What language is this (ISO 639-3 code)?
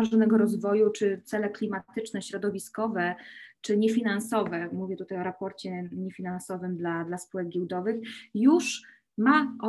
pol